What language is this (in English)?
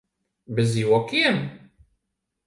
Latvian